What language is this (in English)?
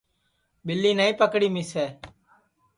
Sansi